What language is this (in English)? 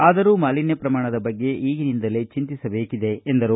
Kannada